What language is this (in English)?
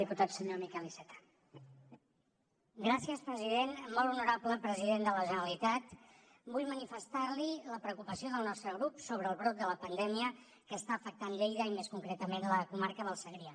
Catalan